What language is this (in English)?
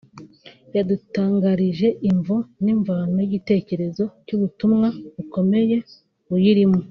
Kinyarwanda